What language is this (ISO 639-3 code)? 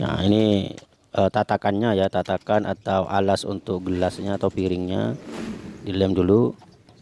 ind